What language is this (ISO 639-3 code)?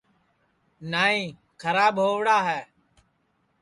ssi